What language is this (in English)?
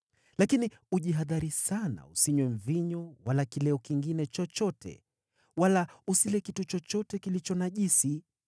Swahili